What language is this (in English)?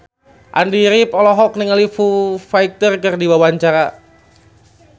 Sundanese